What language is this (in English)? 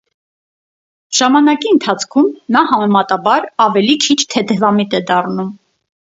Armenian